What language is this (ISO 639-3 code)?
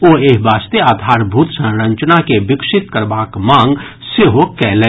mai